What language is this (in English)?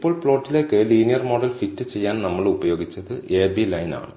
Malayalam